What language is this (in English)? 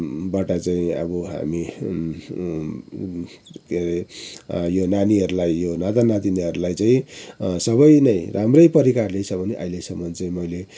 Nepali